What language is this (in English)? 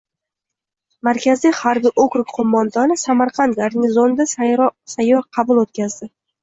Uzbek